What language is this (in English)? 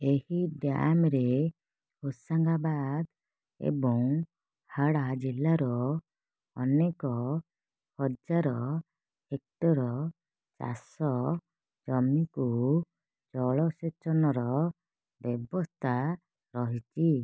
Odia